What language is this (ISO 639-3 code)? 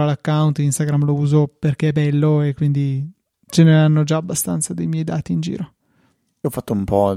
ita